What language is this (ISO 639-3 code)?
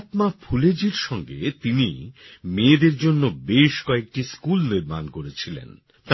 ben